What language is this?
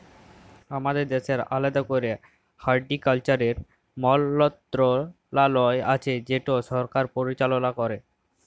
Bangla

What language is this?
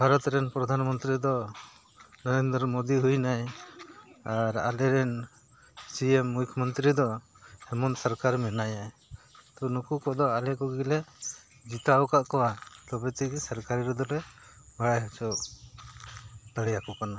Santali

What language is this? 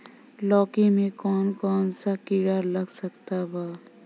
Bhojpuri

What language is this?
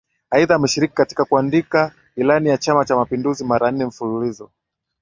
Swahili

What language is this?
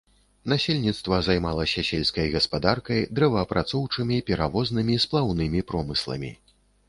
Belarusian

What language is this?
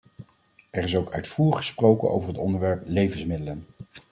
Dutch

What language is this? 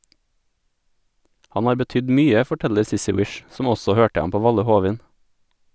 Norwegian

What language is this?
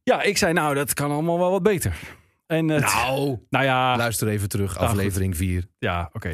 Dutch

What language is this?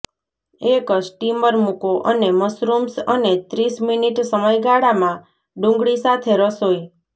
Gujarati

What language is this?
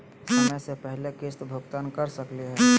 Magahi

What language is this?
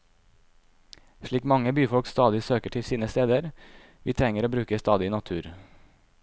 Norwegian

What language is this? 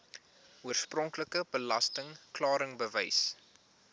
Afrikaans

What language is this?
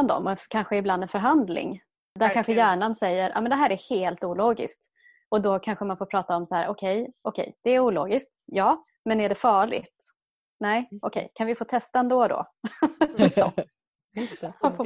Swedish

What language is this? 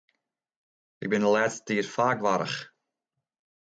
Western Frisian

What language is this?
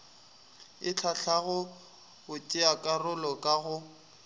Northern Sotho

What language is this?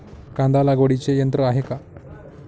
Marathi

